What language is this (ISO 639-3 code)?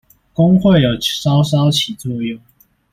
zho